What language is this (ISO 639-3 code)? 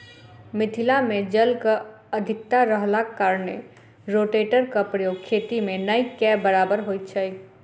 mai